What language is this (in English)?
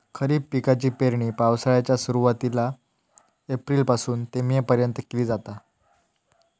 Marathi